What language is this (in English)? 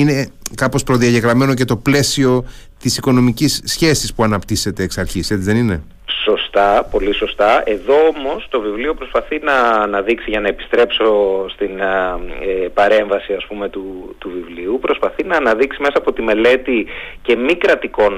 Greek